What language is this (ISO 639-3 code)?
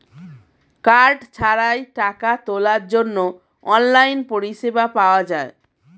ben